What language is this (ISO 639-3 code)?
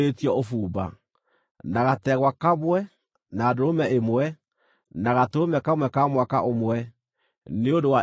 kik